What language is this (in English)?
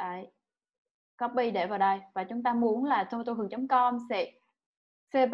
Vietnamese